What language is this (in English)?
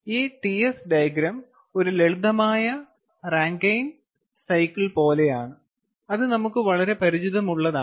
Malayalam